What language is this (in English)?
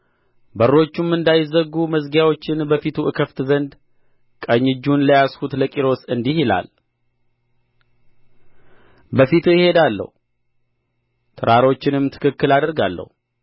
Amharic